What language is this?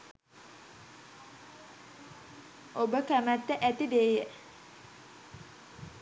Sinhala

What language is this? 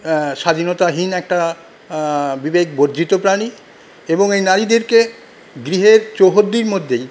Bangla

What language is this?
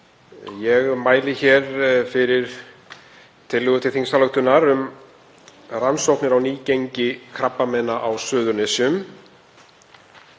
Icelandic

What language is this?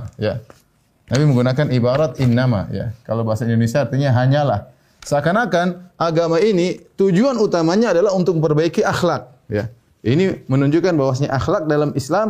Indonesian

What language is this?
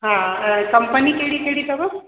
Sindhi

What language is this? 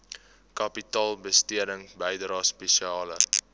Afrikaans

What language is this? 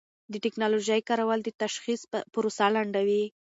Pashto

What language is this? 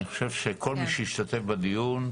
Hebrew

